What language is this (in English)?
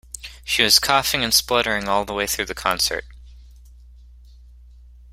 English